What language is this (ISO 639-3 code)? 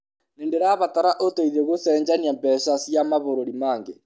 kik